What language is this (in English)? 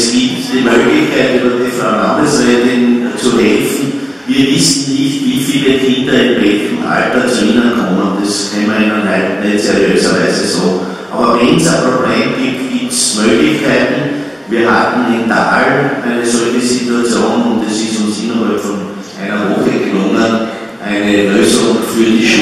German